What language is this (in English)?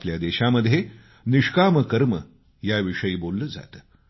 Marathi